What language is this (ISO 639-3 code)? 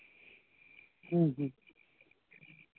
sat